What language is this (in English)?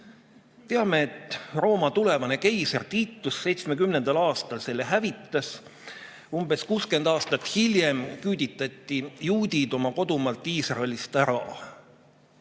Estonian